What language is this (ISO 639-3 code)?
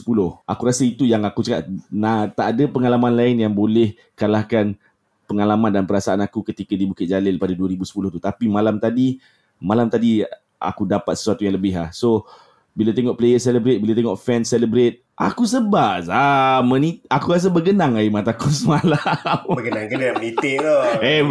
msa